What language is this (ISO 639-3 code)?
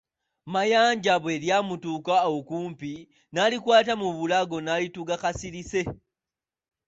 lug